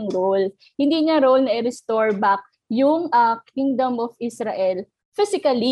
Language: Filipino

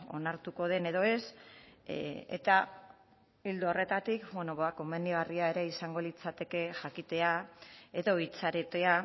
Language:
Basque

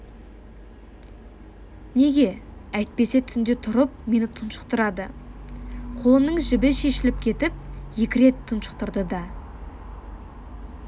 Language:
Kazakh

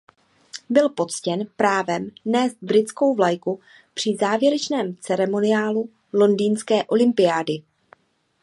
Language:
Czech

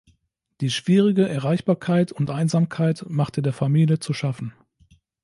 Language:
German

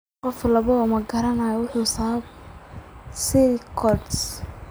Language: Somali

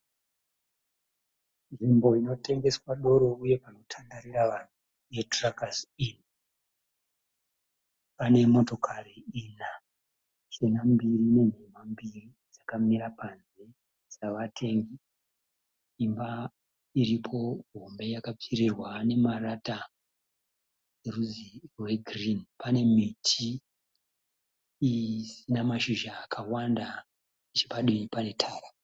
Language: Shona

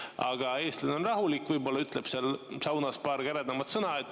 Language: Estonian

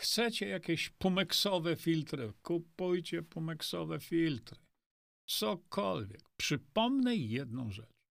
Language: Polish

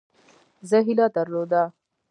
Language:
Pashto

